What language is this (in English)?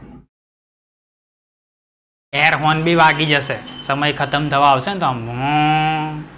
Gujarati